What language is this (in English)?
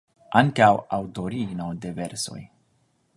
Esperanto